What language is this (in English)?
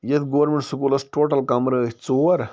Kashmiri